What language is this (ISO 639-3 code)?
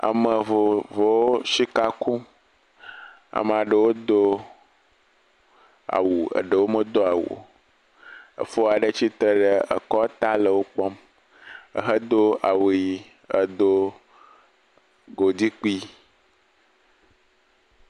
ewe